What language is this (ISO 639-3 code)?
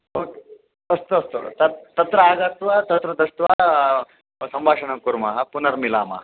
san